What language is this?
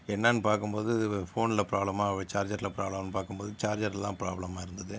Tamil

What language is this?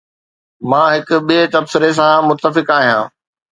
Sindhi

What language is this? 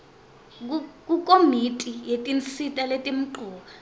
Swati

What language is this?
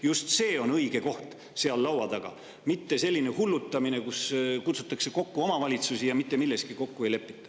Estonian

